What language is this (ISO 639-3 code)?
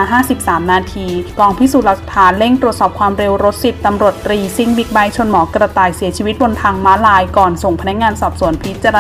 tha